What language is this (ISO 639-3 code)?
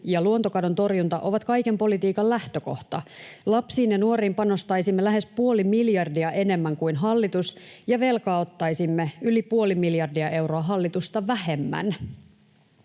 fin